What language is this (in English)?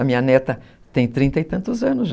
Portuguese